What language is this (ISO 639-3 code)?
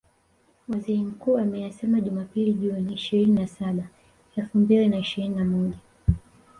swa